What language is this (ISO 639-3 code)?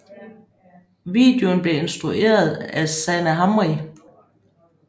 dan